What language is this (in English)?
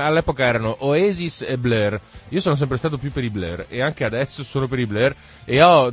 Italian